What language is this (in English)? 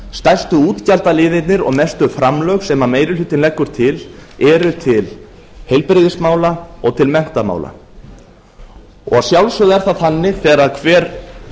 Icelandic